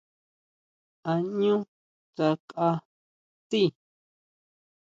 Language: Huautla Mazatec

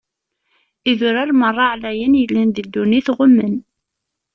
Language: Kabyle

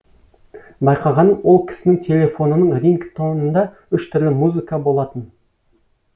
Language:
Kazakh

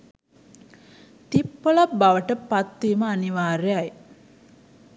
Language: Sinhala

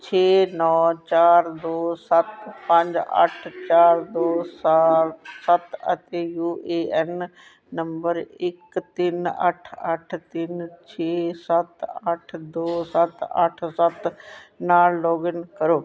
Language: Punjabi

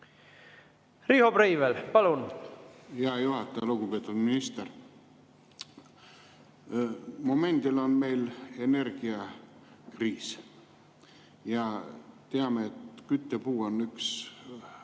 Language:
Estonian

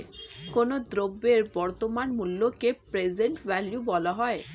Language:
Bangla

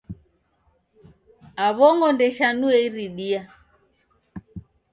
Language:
Taita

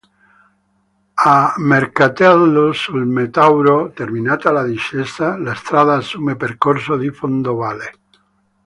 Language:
Italian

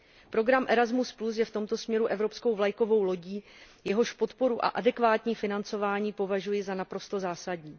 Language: Czech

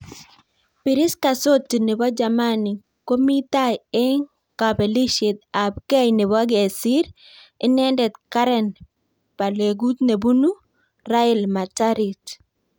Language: Kalenjin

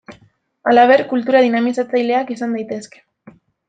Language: Basque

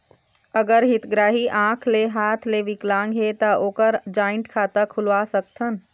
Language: Chhattisgarhi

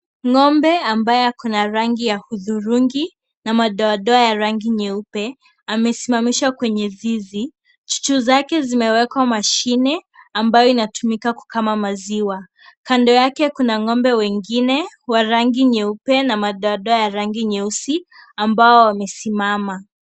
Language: Swahili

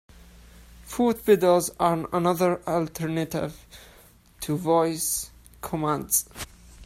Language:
English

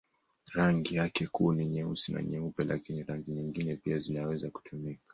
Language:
Swahili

